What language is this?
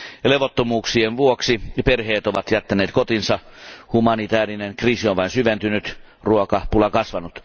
Finnish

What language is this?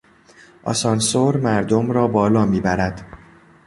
Persian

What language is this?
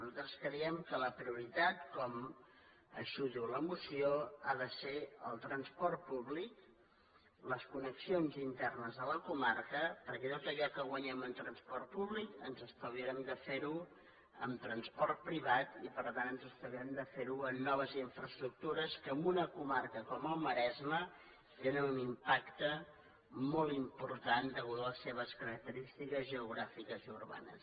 Catalan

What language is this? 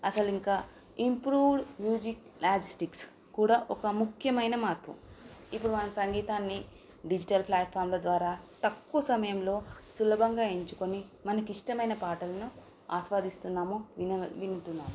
Telugu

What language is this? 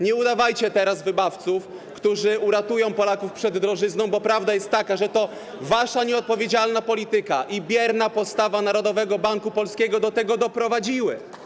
Polish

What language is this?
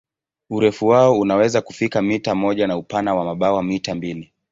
Swahili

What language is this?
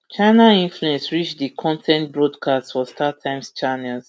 Nigerian Pidgin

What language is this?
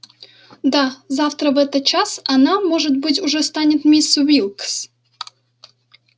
Russian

